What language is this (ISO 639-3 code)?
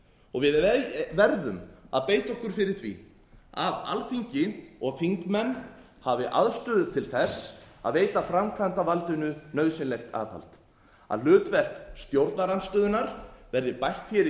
isl